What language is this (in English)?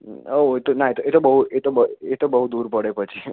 Gujarati